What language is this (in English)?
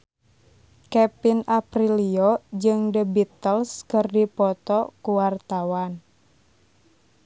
Sundanese